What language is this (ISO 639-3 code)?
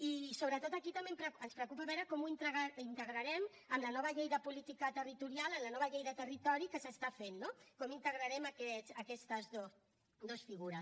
cat